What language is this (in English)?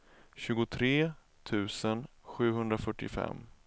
Swedish